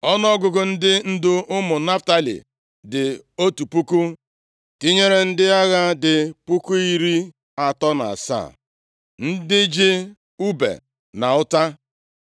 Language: Igbo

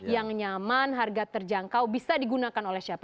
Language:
Indonesian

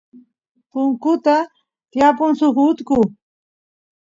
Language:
Santiago del Estero Quichua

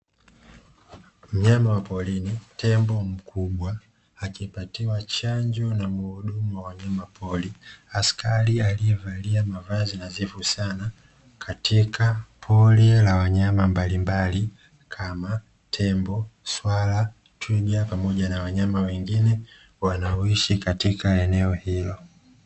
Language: Swahili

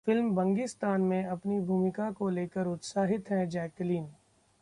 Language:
Hindi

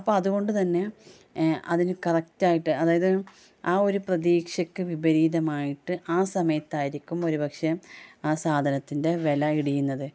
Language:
Malayalam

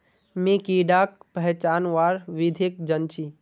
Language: Magahi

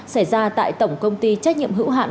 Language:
Vietnamese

